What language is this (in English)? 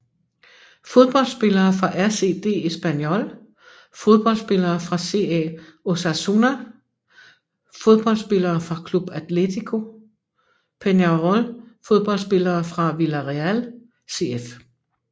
Danish